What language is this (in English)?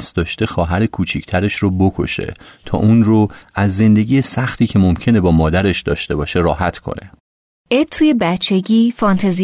Persian